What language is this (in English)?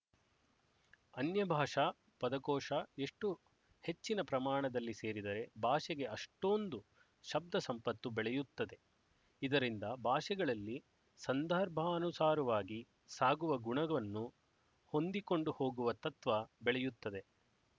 Kannada